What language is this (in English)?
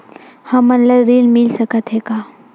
Chhattisgarhi